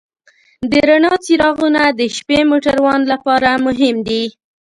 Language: Pashto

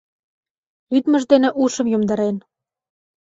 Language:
Mari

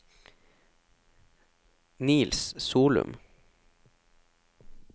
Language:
Norwegian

